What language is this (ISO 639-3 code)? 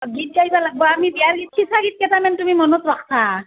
asm